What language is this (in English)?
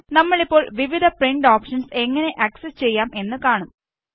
Malayalam